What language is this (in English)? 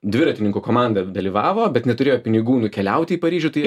Lithuanian